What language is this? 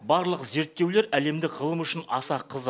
Kazakh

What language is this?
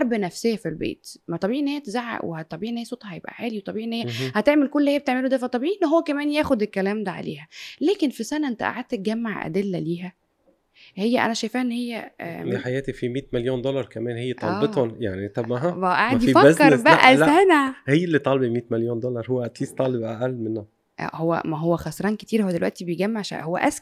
Arabic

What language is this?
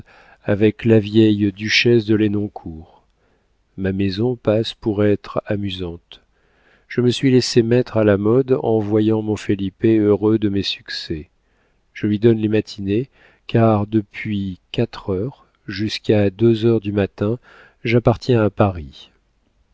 French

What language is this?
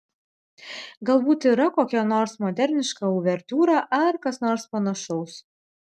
Lithuanian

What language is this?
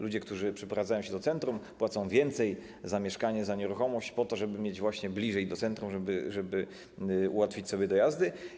Polish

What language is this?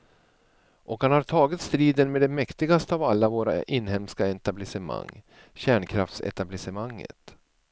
Swedish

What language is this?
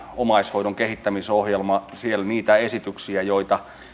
Finnish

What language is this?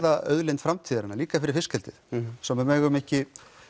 Icelandic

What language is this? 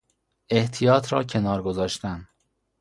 Persian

